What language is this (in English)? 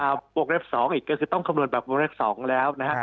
Thai